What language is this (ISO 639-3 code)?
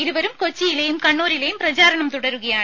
mal